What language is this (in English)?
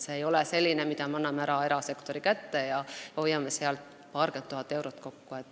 Estonian